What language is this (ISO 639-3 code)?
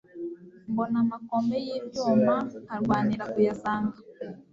kin